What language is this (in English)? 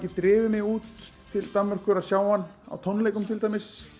Icelandic